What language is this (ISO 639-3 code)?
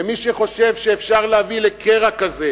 heb